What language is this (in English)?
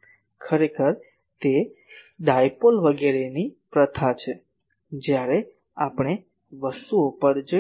Gujarati